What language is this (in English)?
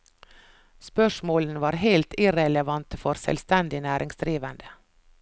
Norwegian